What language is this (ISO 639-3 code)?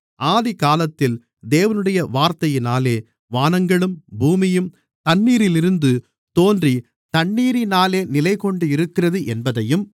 tam